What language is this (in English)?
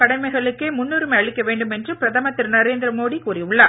Tamil